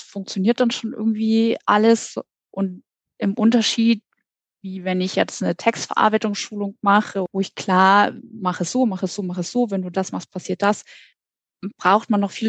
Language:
German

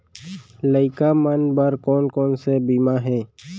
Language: Chhattisgarhi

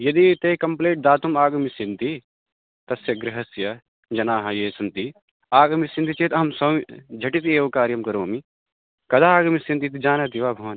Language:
Sanskrit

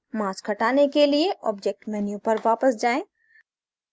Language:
Hindi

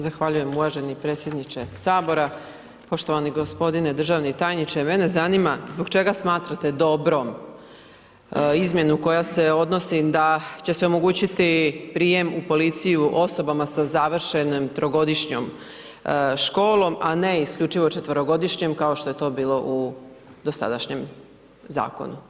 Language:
Croatian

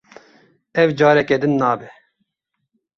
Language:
Kurdish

